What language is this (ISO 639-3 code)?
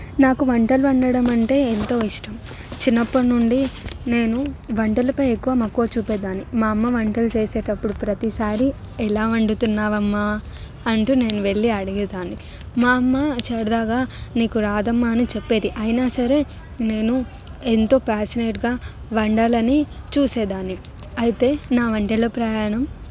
tel